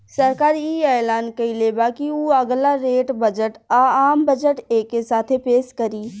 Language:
Bhojpuri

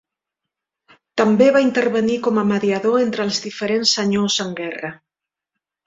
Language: Catalan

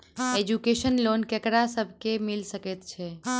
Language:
Maithili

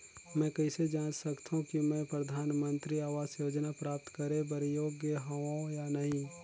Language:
Chhattisgarhi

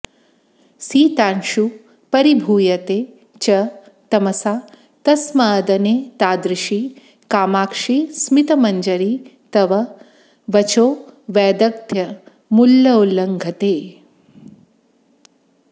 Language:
Sanskrit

